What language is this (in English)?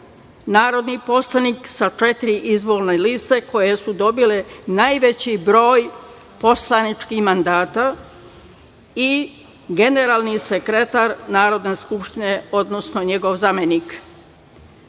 Serbian